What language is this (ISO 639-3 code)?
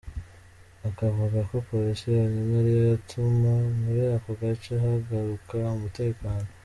kin